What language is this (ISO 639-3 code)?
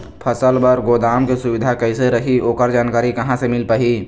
hne